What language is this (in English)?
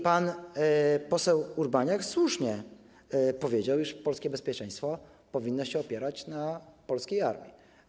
Polish